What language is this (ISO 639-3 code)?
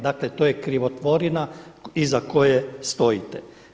hrv